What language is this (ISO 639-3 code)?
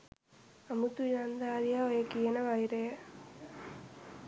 sin